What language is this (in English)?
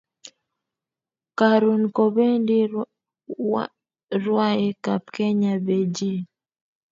Kalenjin